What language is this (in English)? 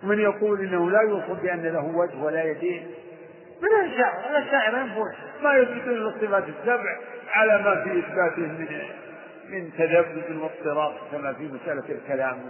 Arabic